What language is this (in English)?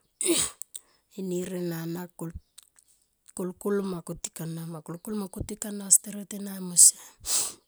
Tomoip